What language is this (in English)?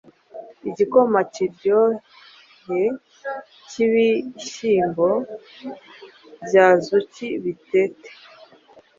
Kinyarwanda